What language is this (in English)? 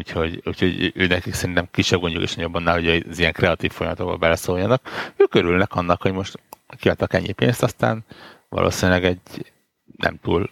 Hungarian